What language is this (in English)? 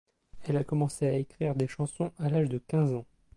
French